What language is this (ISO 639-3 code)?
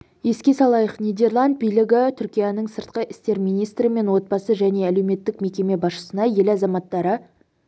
kaz